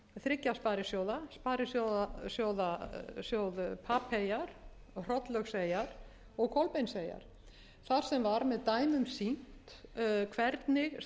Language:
Icelandic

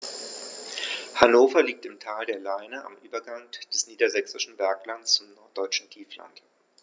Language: German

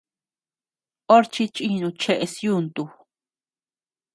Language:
Tepeuxila Cuicatec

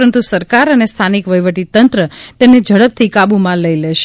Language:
Gujarati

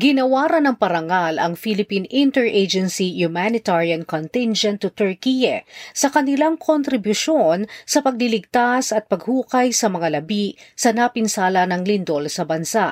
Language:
Filipino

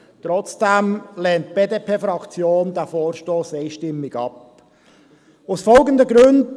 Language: Swiss German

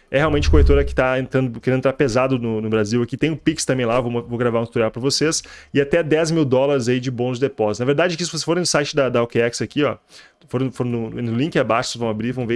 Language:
Portuguese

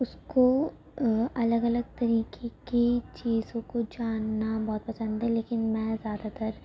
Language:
Urdu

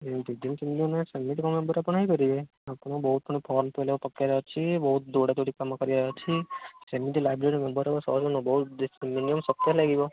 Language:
Odia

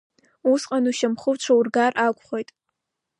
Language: Abkhazian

